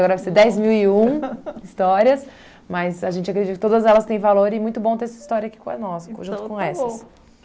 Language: Portuguese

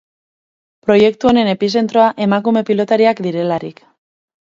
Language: Basque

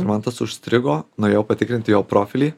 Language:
Lithuanian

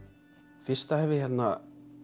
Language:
Icelandic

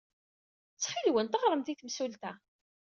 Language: Kabyle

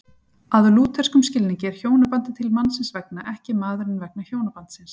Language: Icelandic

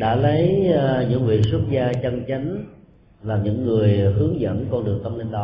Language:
Vietnamese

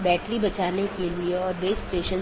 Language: Hindi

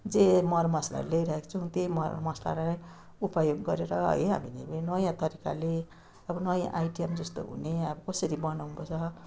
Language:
Nepali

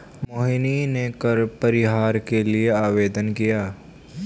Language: Hindi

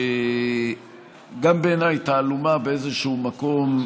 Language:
Hebrew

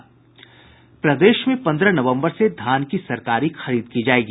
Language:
Hindi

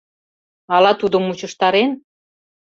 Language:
Mari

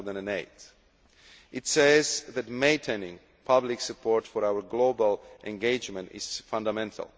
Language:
English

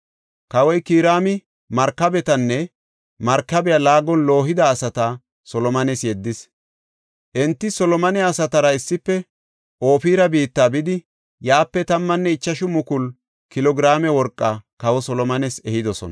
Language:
Gofa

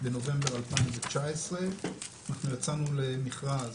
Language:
Hebrew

